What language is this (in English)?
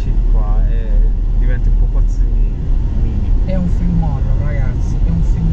Italian